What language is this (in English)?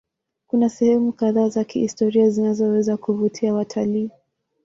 Swahili